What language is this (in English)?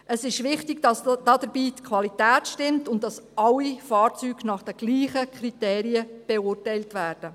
Swiss German